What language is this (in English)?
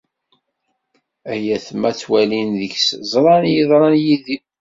Kabyle